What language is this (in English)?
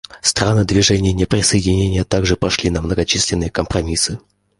Russian